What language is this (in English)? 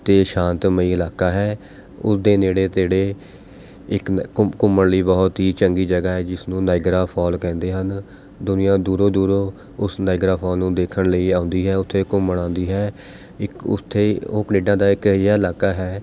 Punjabi